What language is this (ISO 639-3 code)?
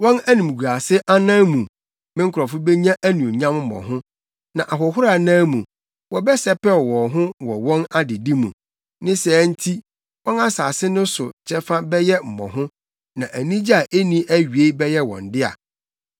aka